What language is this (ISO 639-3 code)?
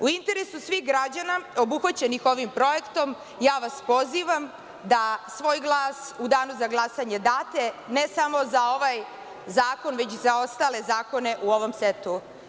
srp